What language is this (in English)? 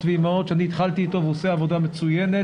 Hebrew